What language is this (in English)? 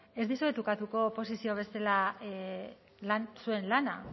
Basque